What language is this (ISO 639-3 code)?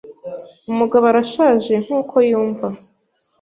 kin